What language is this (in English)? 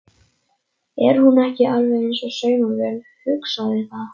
Icelandic